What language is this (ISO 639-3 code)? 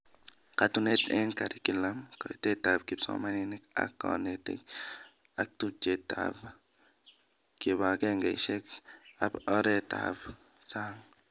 kln